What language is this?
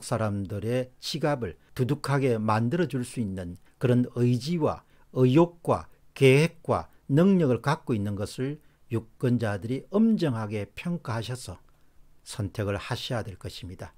Korean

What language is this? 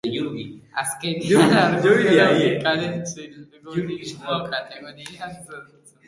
Basque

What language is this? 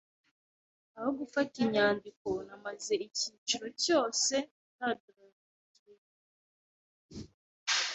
Kinyarwanda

